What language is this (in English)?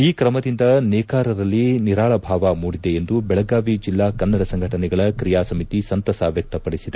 Kannada